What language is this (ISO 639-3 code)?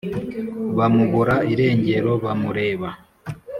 kin